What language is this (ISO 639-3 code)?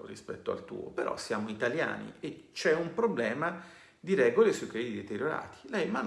ita